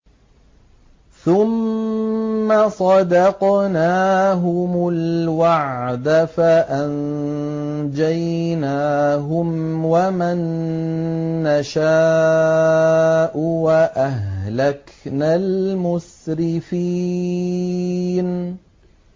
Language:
Arabic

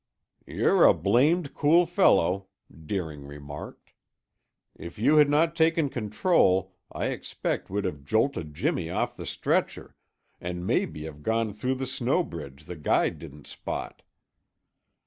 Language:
English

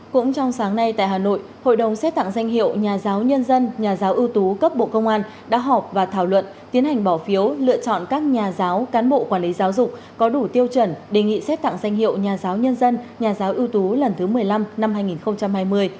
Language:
Vietnamese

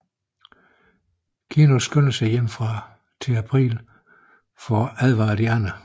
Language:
Danish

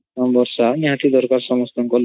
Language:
Odia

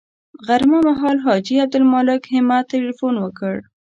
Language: Pashto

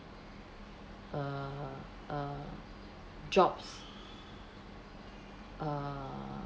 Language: English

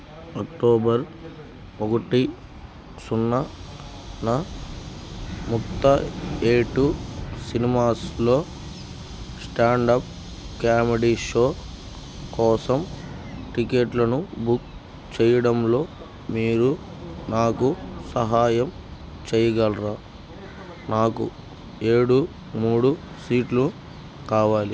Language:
Telugu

